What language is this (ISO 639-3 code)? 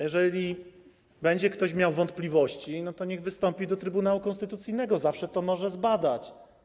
pol